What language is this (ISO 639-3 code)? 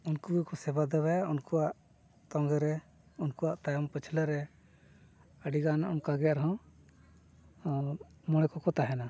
sat